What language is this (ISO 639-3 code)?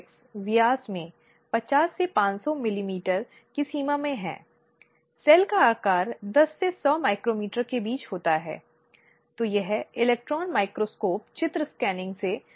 hin